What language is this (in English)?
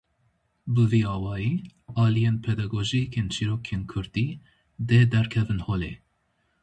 Kurdish